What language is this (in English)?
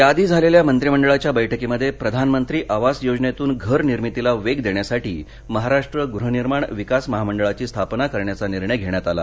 Marathi